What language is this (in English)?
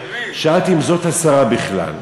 Hebrew